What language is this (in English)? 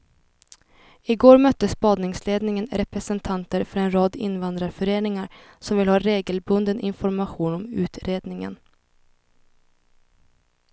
Swedish